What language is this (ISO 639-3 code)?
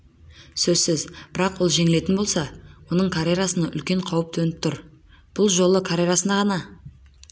kaz